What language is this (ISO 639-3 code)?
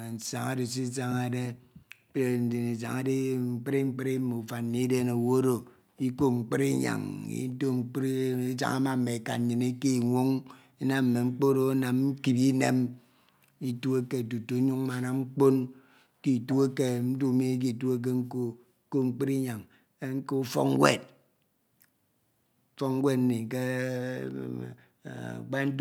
itw